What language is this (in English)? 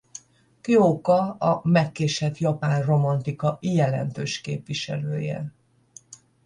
Hungarian